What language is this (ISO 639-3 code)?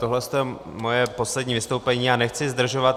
ces